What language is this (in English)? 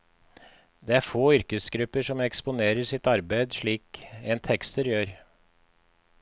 Norwegian